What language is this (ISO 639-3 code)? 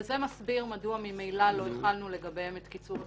heb